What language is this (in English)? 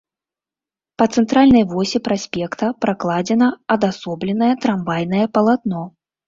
Belarusian